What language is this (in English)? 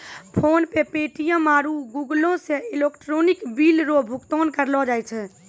Maithili